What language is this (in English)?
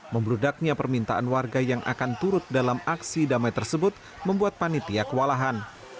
Indonesian